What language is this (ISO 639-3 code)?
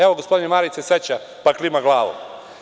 srp